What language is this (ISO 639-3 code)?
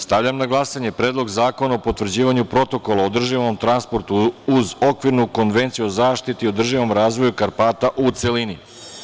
srp